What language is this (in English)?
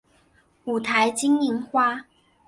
Chinese